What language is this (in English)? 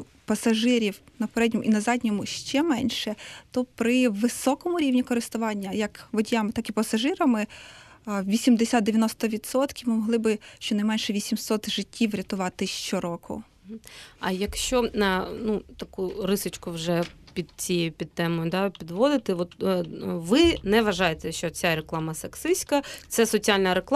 Ukrainian